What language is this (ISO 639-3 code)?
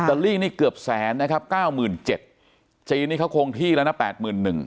tha